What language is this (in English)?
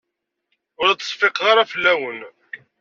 Kabyle